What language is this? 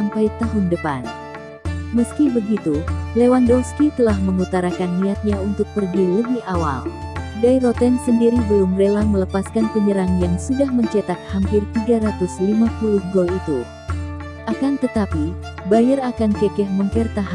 Indonesian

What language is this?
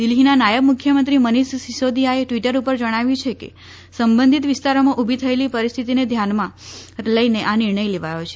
Gujarati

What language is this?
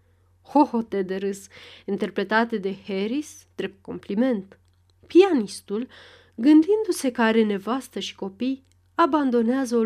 Romanian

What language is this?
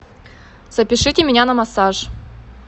Russian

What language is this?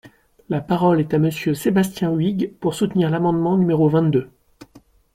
French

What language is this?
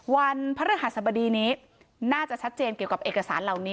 Thai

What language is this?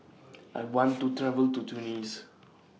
English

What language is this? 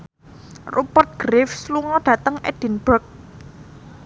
Javanese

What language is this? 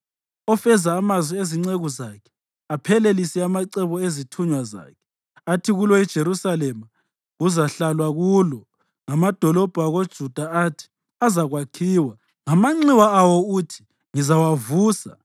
North Ndebele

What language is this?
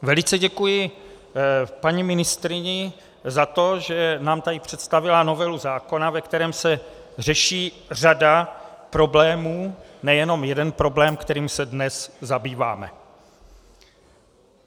Czech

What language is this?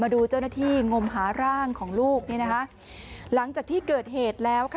Thai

